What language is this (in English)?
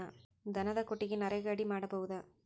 Kannada